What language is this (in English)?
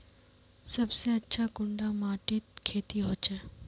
Magahi